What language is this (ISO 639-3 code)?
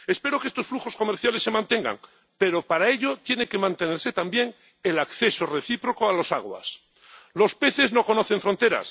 spa